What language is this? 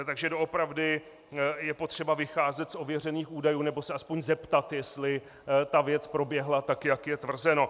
Czech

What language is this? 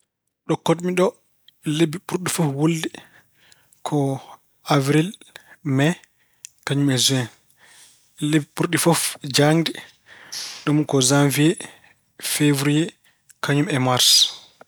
Fula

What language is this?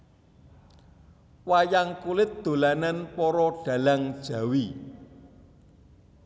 Javanese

